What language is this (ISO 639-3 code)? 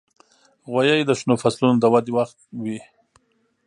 pus